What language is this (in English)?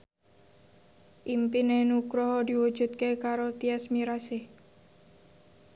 Javanese